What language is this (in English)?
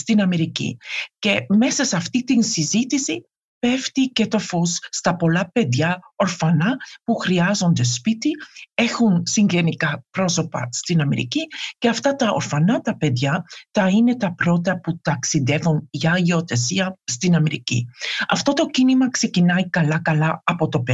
Greek